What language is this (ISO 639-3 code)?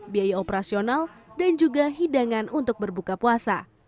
ind